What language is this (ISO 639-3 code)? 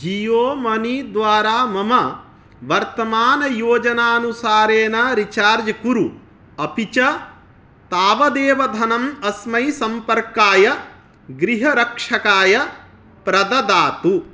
san